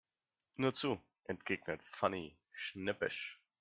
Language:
German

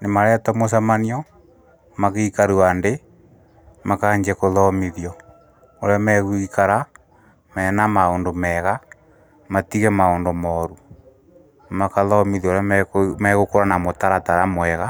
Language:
Kikuyu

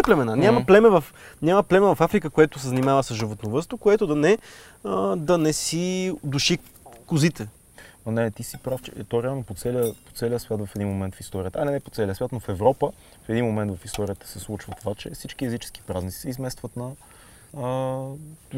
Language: Bulgarian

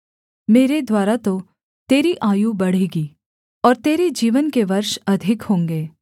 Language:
Hindi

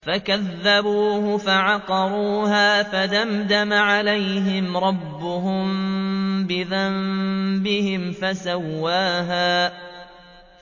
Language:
Arabic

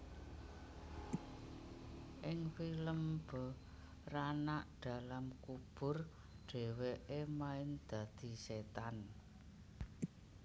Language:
Javanese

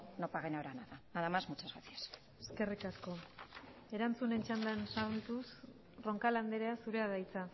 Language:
Basque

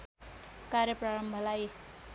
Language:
Nepali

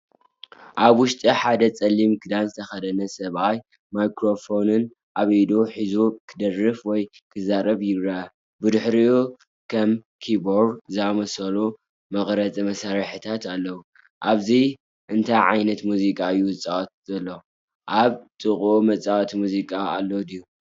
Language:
Tigrinya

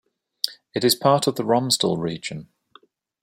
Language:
English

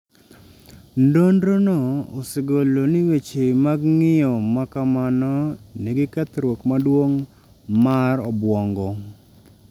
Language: Luo (Kenya and Tanzania)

